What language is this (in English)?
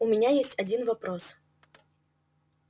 Russian